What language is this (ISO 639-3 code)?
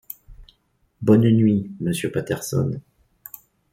fra